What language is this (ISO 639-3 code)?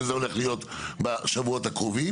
heb